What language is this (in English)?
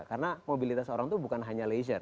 Indonesian